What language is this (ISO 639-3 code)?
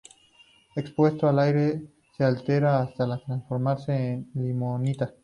spa